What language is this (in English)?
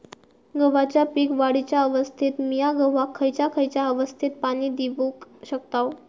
Marathi